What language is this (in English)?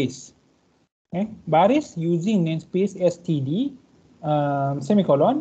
Malay